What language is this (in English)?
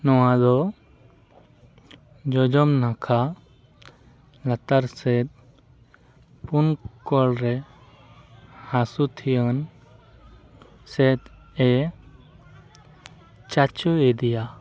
Santali